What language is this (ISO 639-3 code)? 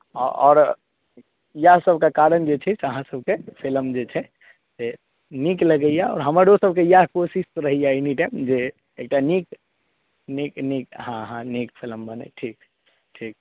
mai